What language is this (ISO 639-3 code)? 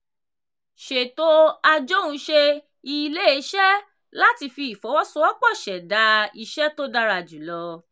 yor